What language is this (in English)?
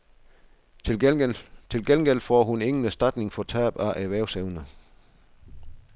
Danish